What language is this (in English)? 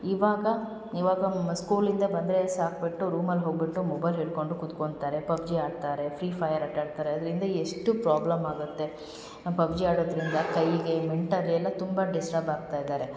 Kannada